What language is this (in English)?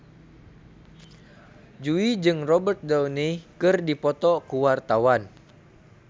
Sundanese